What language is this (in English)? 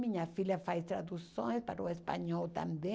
Portuguese